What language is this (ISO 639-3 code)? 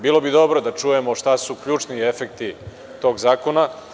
srp